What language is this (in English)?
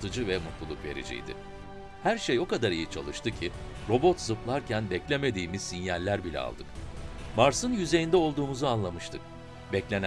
Turkish